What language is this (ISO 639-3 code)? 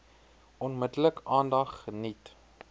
afr